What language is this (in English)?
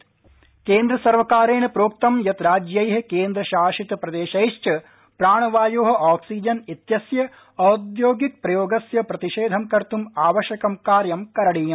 Sanskrit